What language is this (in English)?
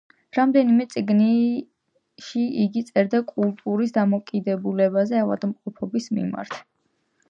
Georgian